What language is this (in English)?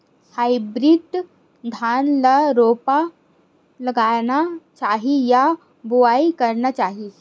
Chhattisgarhi